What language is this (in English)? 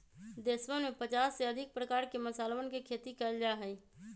Magahi